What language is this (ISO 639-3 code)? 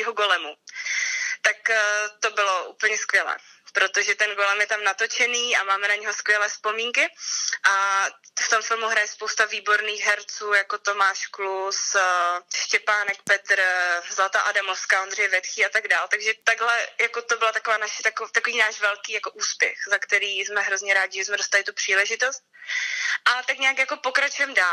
ces